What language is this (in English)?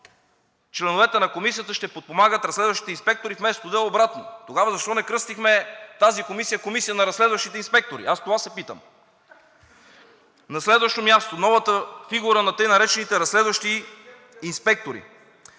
Bulgarian